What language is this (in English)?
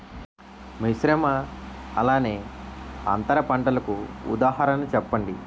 Telugu